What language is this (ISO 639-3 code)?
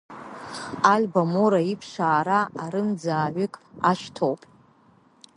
abk